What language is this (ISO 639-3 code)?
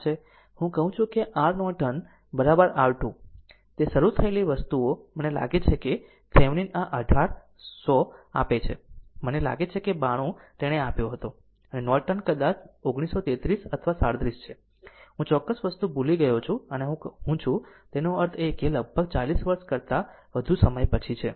guj